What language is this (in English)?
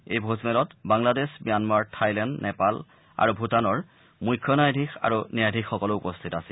Assamese